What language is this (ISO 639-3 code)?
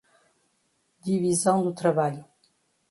por